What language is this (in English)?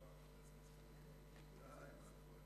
Hebrew